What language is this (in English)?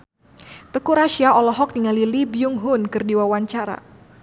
Sundanese